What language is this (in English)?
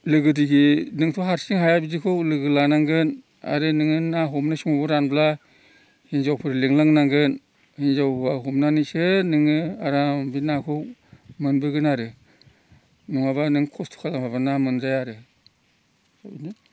Bodo